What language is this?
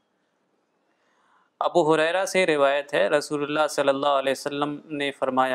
Urdu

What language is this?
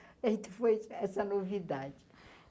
Portuguese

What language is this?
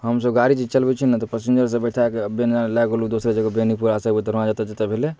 Maithili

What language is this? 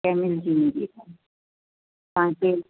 Sindhi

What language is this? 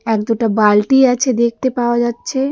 Bangla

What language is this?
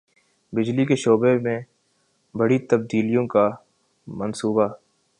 Urdu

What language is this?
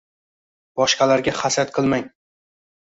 Uzbek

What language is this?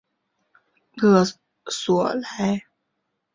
Chinese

